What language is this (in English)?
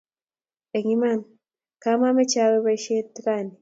Kalenjin